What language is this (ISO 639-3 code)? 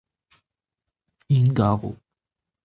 bre